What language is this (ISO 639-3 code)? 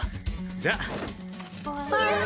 jpn